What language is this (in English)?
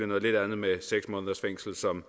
Danish